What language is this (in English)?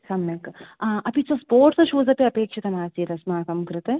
Sanskrit